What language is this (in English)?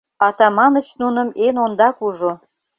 Mari